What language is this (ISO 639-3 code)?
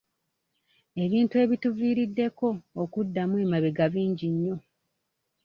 lug